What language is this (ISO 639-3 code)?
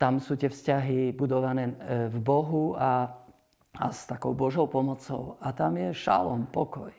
slk